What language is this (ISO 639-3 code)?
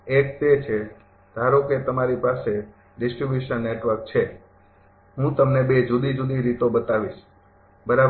guj